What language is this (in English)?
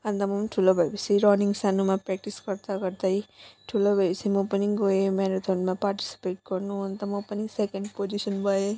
Nepali